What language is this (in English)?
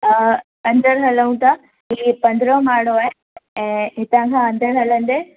Sindhi